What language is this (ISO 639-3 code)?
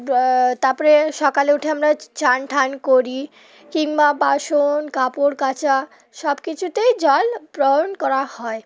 ben